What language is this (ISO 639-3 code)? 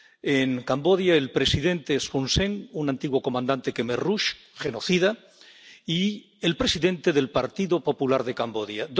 spa